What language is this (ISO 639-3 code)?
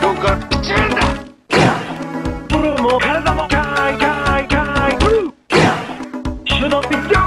jpn